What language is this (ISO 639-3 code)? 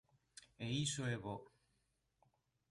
glg